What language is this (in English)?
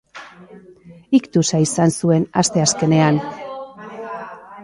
Basque